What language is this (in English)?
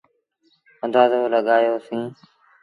Sindhi Bhil